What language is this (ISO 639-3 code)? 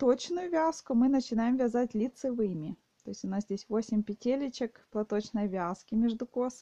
rus